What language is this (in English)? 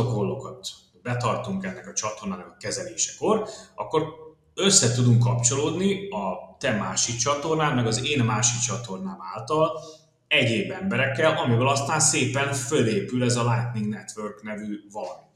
Hungarian